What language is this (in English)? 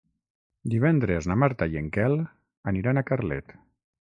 Catalan